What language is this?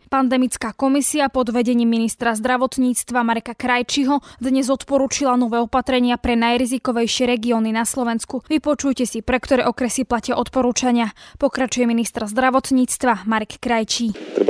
Slovak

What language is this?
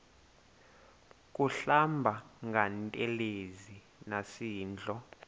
Xhosa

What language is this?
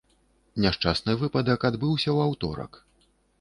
Belarusian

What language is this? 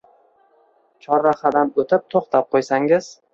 Uzbek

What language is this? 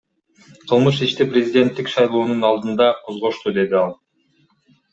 Kyrgyz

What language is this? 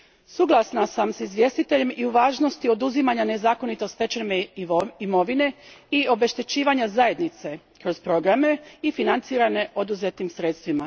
Croatian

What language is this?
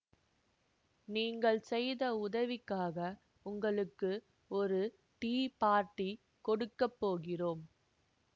Tamil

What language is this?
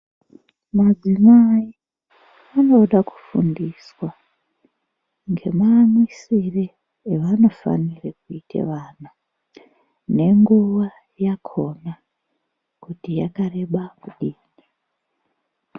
Ndau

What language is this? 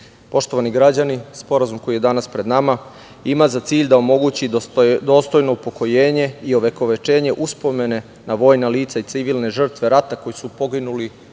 Serbian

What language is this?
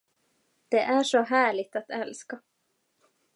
Swedish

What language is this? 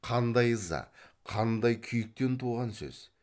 Kazakh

